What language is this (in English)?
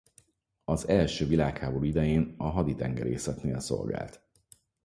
Hungarian